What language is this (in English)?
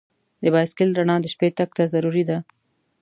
Pashto